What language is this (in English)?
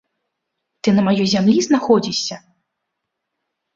Belarusian